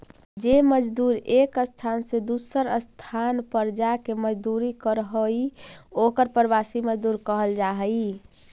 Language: Magahi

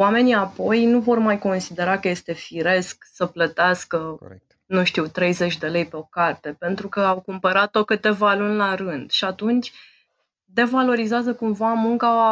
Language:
Romanian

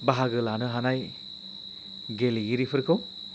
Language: Bodo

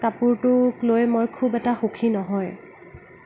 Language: Assamese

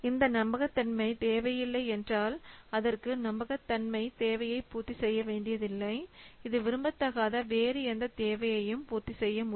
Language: Tamil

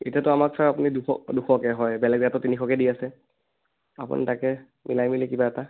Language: Assamese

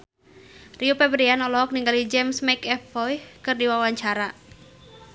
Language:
Sundanese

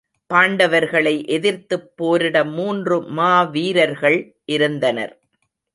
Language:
Tamil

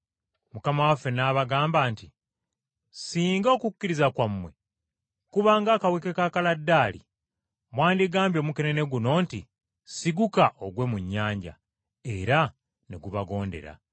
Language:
Ganda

